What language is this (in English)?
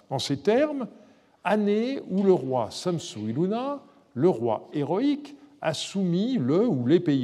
French